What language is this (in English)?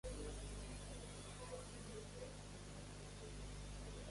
English